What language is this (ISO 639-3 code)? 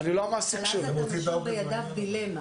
heb